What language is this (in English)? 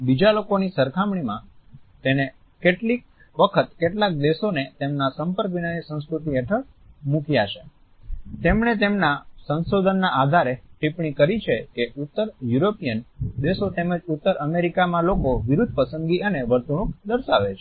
Gujarati